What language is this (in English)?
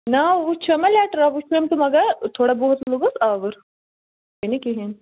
Kashmiri